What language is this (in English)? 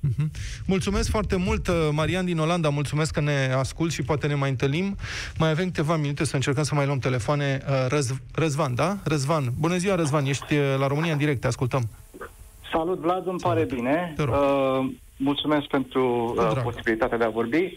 Romanian